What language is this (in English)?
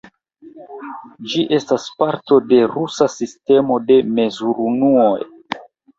Esperanto